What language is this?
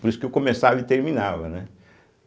Portuguese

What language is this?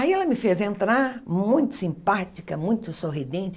Portuguese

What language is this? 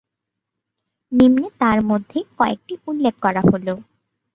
Bangla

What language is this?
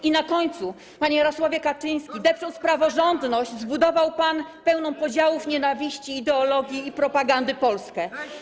Polish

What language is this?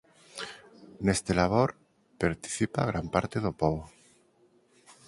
Galician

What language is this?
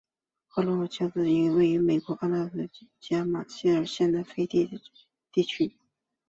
Chinese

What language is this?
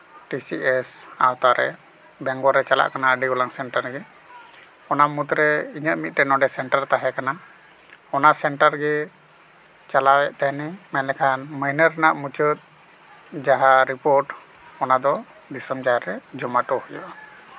Santali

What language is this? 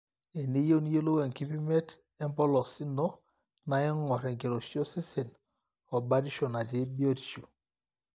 Masai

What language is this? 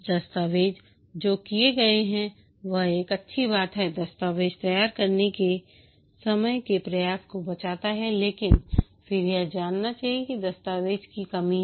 Hindi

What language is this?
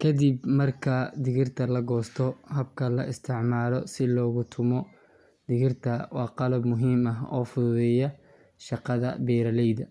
Somali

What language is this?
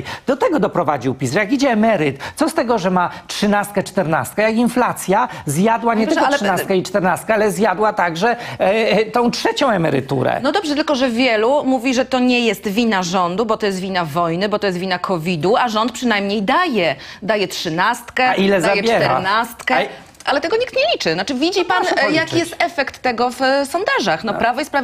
Polish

